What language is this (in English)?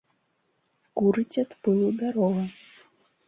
Belarusian